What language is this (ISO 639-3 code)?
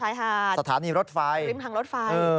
tha